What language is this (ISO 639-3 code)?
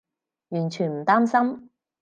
yue